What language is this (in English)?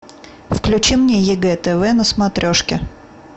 Russian